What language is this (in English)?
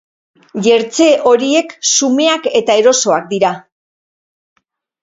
Basque